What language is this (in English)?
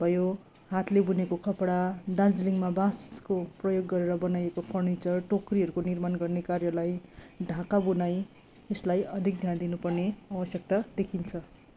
Nepali